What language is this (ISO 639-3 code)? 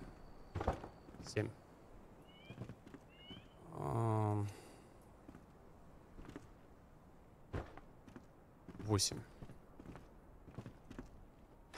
rus